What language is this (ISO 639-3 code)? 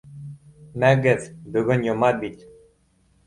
bak